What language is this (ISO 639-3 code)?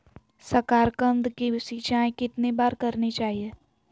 mag